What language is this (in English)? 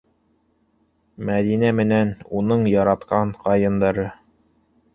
Bashkir